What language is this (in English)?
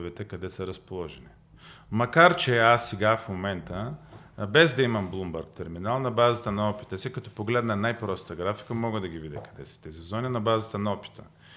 Bulgarian